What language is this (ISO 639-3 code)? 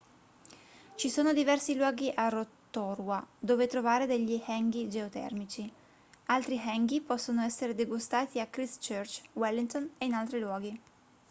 ita